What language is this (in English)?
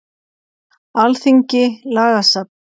Icelandic